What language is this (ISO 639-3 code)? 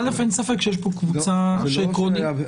heb